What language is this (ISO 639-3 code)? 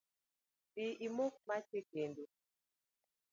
luo